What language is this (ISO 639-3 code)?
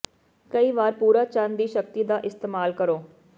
pan